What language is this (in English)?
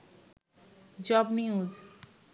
Bangla